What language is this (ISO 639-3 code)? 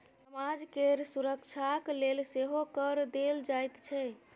mai